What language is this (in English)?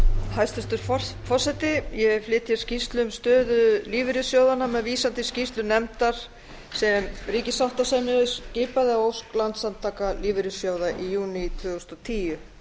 Icelandic